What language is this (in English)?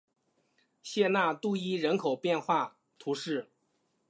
Chinese